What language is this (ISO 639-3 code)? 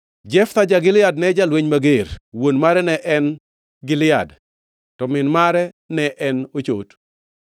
luo